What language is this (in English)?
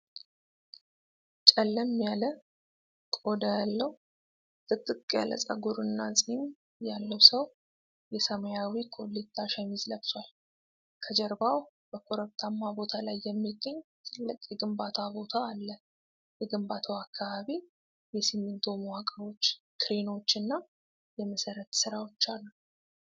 Amharic